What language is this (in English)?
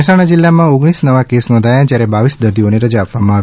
Gujarati